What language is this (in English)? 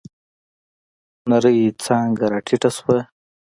Pashto